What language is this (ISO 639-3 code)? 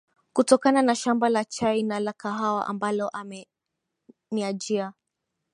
swa